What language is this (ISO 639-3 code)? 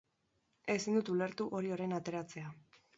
eus